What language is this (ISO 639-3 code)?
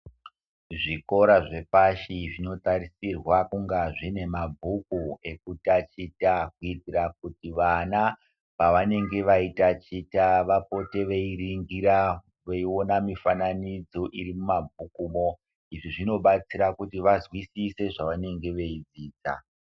ndc